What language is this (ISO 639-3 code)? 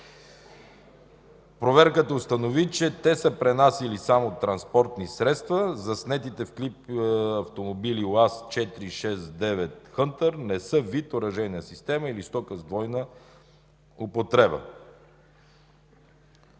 bul